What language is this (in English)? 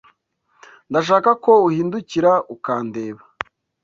Kinyarwanda